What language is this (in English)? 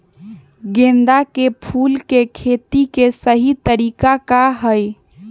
Magahi